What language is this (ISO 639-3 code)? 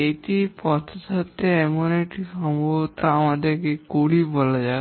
ben